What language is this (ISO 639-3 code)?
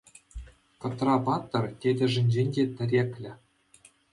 chv